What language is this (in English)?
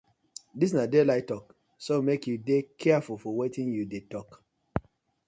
Nigerian Pidgin